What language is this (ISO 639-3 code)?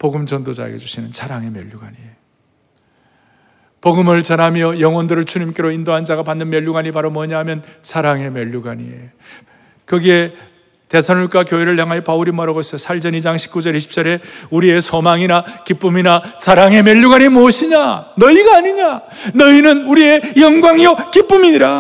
kor